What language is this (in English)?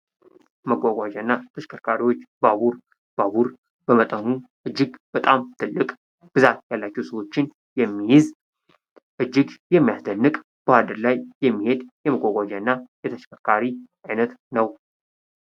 Amharic